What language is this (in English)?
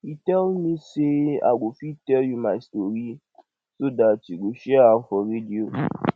Nigerian Pidgin